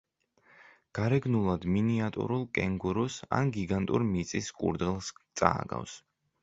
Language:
Georgian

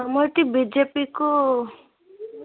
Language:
Odia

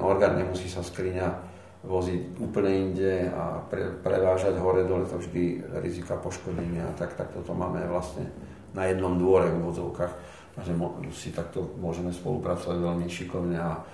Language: Slovak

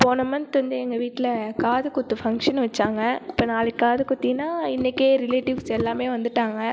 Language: Tamil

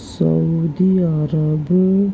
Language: Urdu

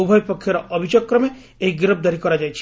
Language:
Odia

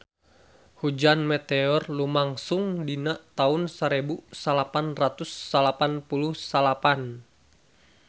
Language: Sundanese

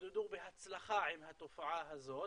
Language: Hebrew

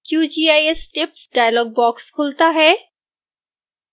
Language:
Hindi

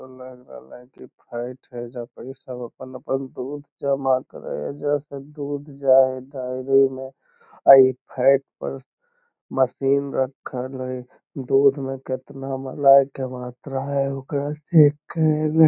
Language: Magahi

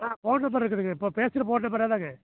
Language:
Tamil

